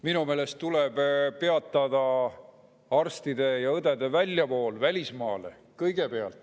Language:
Estonian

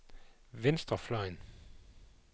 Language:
Danish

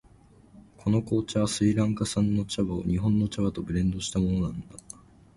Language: Japanese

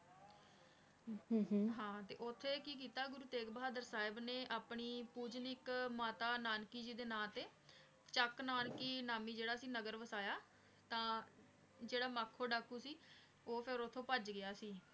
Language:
Punjabi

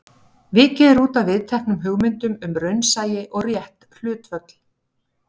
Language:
Icelandic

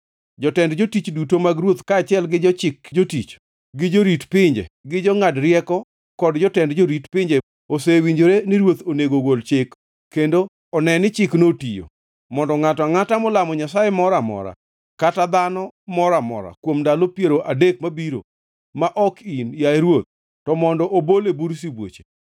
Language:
Luo (Kenya and Tanzania)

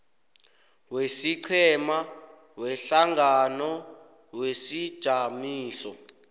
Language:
South Ndebele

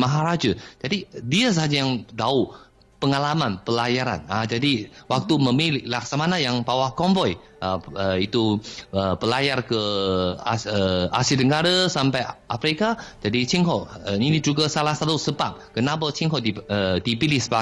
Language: Malay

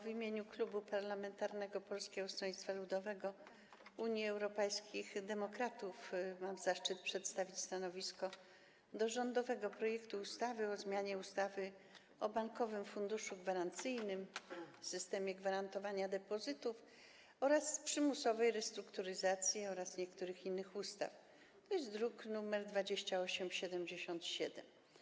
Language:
Polish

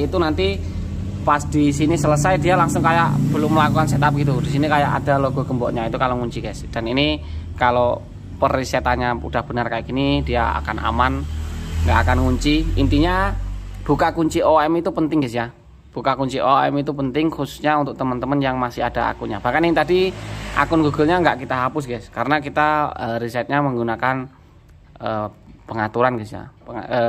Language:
Indonesian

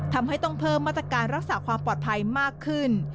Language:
Thai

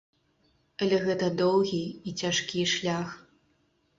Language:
Belarusian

